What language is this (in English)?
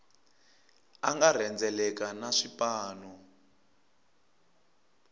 Tsonga